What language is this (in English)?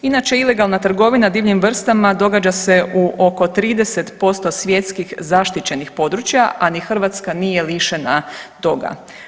Croatian